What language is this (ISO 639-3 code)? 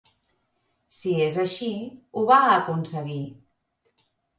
cat